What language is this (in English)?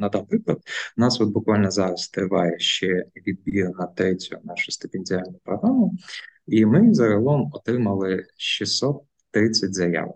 Ukrainian